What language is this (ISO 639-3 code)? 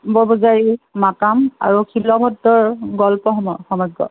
asm